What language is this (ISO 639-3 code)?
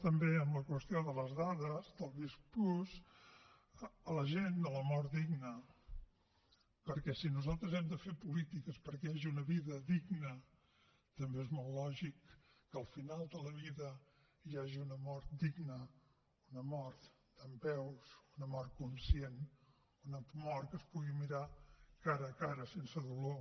cat